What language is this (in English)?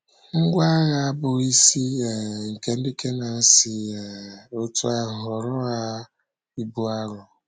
Igbo